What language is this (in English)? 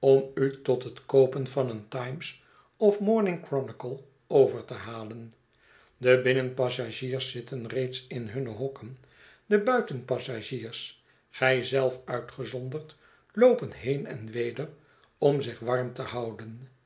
Dutch